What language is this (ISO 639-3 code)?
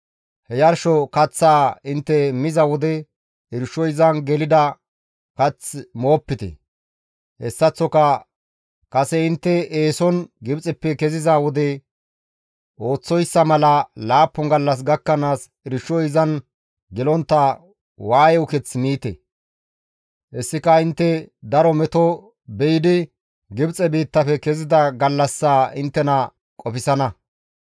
gmv